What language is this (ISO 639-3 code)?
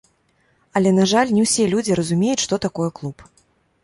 bel